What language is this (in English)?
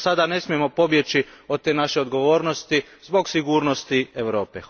Croatian